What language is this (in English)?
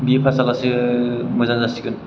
Bodo